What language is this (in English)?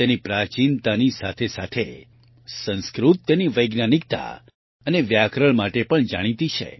Gujarati